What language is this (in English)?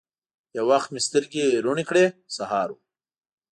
Pashto